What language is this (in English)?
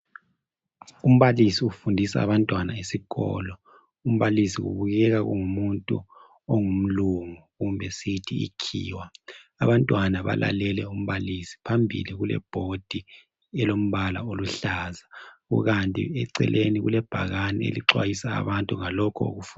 North Ndebele